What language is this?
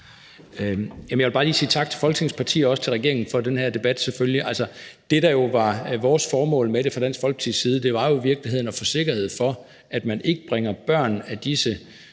Danish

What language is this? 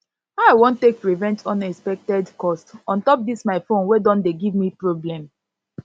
Nigerian Pidgin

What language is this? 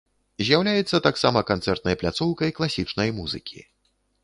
Belarusian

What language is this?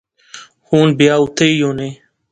Pahari-Potwari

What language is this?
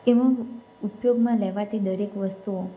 Gujarati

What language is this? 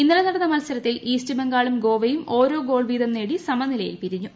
Malayalam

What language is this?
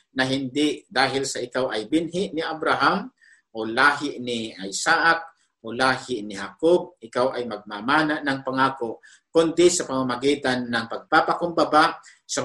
Filipino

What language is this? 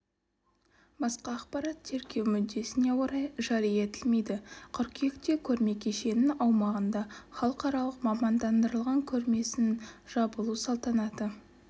Kazakh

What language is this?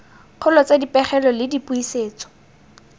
Tswana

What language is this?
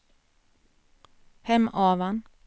Swedish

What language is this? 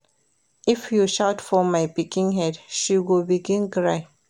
Nigerian Pidgin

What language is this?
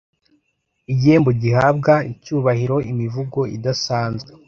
Kinyarwanda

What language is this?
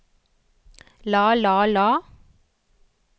Norwegian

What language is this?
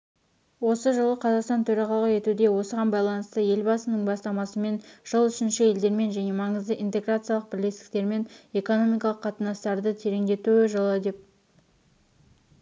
Kazakh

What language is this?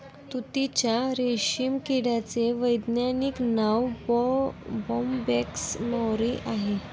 Marathi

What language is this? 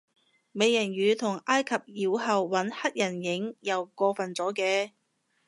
Cantonese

